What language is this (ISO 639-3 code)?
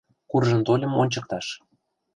chm